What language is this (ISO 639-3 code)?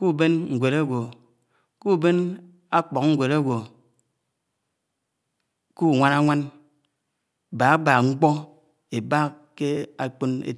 anw